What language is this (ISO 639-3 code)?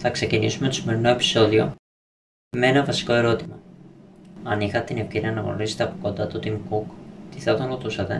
ell